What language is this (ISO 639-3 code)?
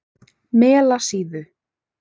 isl